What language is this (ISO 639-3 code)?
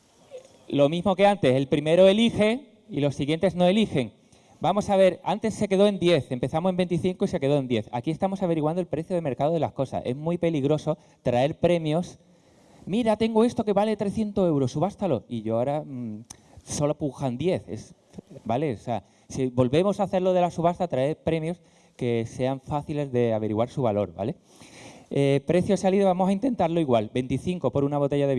spa